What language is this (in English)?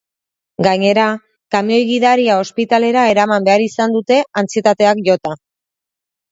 Basque